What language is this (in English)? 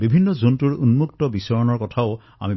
Assamese